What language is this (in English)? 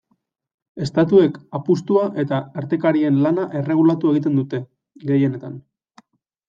Basque